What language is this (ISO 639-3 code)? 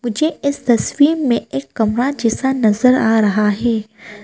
hin